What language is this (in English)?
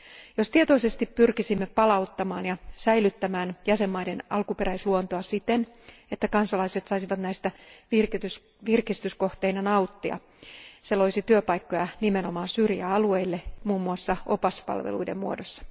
Finnish